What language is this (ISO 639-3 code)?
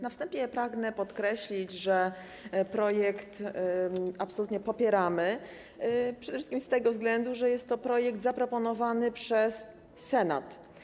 pol